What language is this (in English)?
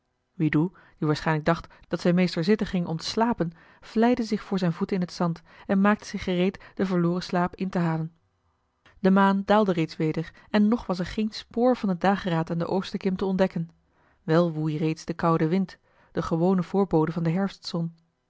Dutch